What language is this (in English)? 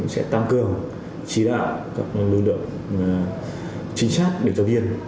Vietnamese